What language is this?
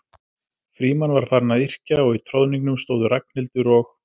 Icelandic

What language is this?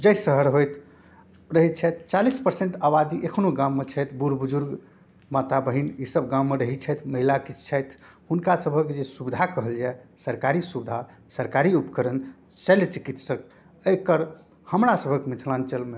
Maithili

